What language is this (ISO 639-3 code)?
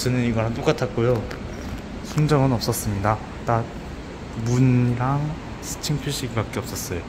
kor